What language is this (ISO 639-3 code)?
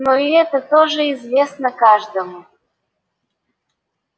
rus